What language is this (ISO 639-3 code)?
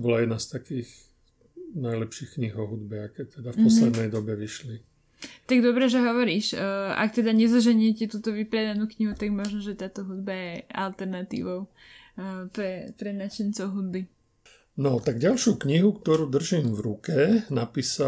slk